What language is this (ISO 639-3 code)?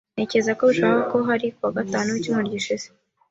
kin